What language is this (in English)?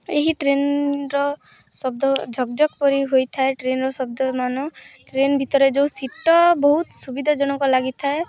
Odia